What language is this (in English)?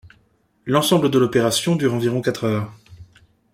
French